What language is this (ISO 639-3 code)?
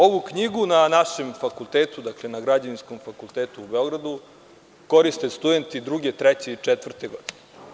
srp